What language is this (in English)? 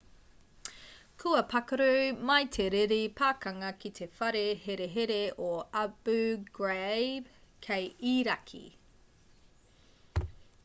Māori